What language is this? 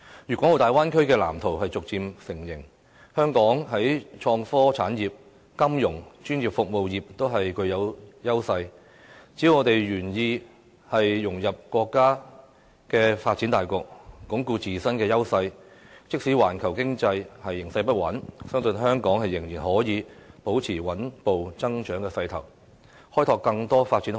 Cantonese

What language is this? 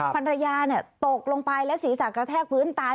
Thai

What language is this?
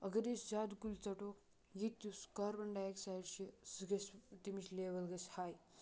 Kashmiri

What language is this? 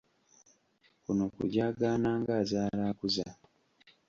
Ganda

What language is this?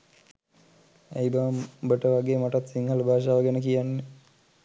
Sinhala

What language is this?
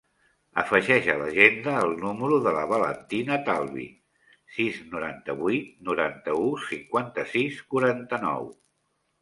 Catalan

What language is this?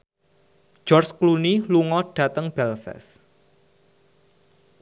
Javanese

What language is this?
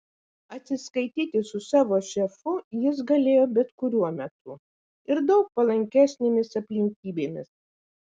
Lithuanian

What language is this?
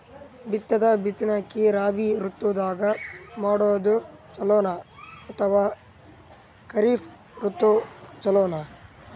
Kannada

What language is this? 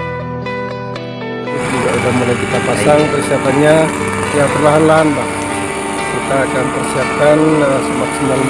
Indonesian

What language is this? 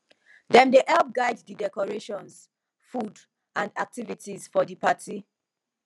Nigerian Pidgin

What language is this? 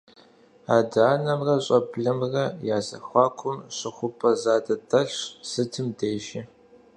Kabardian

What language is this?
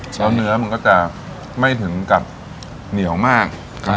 Thai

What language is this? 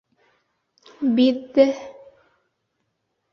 Bashkir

